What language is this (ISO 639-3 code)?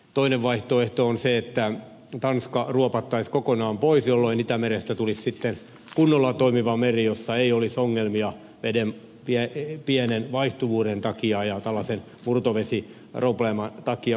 fin